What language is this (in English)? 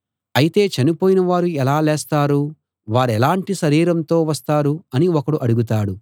Telugu